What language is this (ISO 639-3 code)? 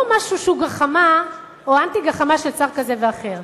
heb